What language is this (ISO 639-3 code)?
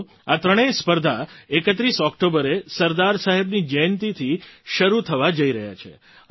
guj